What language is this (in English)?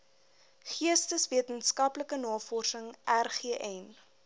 Afrikaans